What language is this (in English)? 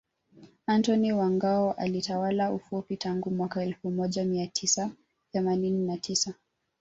Swahili